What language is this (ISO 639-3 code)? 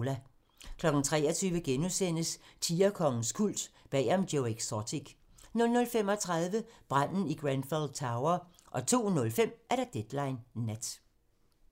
dan